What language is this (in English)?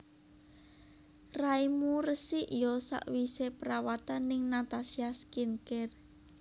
Javanese